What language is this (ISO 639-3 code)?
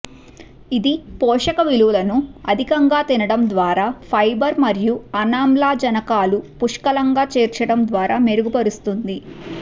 tel